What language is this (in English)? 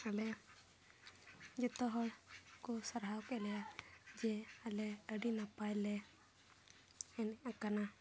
Santali